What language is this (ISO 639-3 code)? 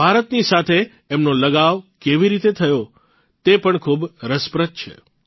guj